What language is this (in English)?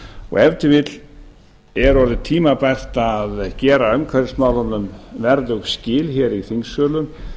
Icelandic